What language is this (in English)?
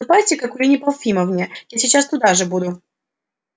Russian